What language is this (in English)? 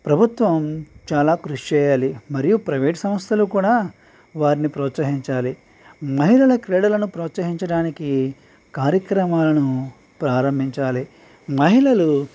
Telugu